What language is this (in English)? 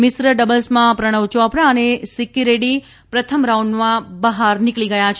Gujarati